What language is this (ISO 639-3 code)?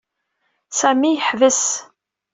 kab